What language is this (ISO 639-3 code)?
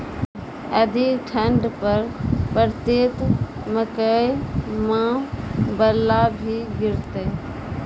mai